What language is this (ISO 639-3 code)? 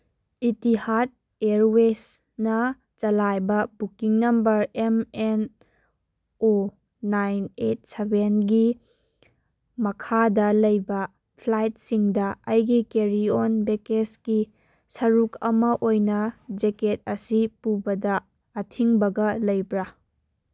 mni